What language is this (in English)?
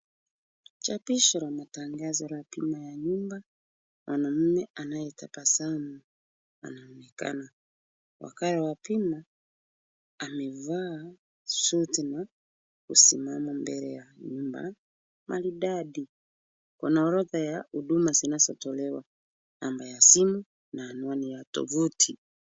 Swahili